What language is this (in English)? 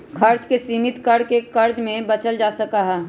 Magahi